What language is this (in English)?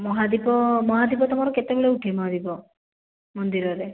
Odia